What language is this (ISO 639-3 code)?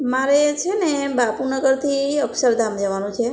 guj